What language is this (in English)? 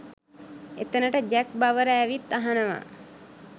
Sinhala